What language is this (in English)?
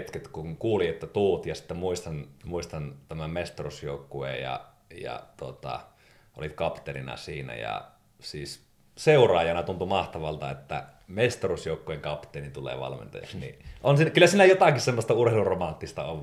Finnish